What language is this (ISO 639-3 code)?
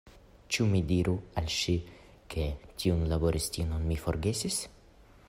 epo